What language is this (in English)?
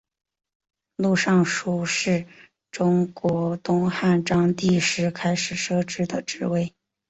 Chinese